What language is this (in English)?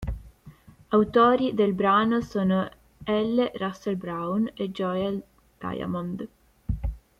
Italian